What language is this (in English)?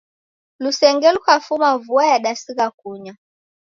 Taita